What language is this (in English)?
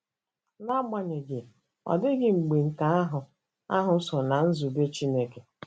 Igbo